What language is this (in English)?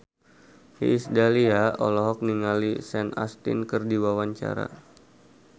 Sundanese